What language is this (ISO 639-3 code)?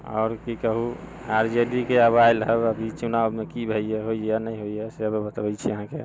mai